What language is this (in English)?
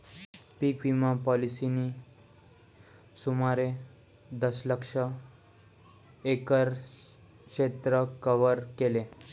Marathi